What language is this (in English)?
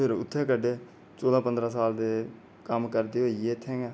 Dogri